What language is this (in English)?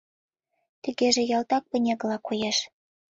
Mari